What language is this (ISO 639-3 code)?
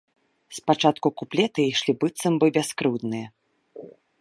bel